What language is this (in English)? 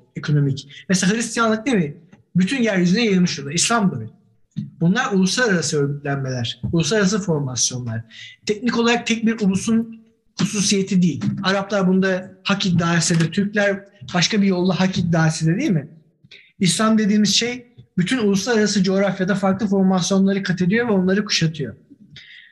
Turkish